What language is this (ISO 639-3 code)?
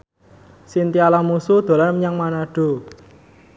jav